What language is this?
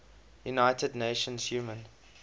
English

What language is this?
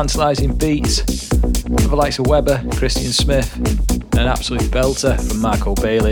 English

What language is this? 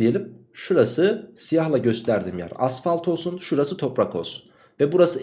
Turkish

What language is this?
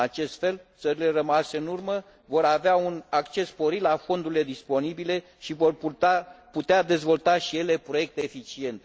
Romanian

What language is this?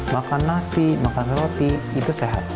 Indonesian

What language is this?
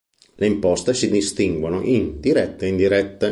Italian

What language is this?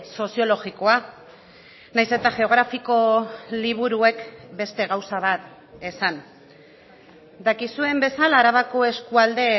Basque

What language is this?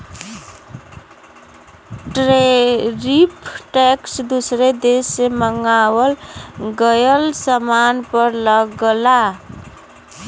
Bhojpuri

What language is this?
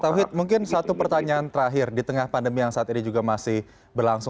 Indonesian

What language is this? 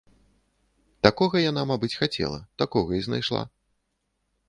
Belarusian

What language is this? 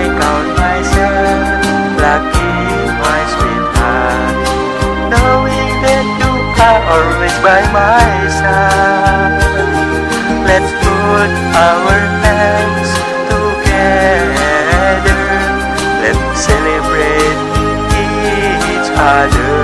Vietnamese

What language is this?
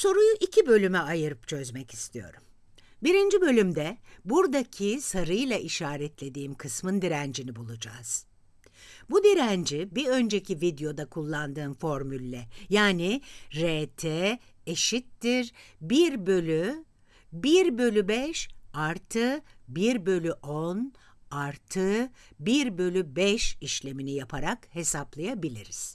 Turkish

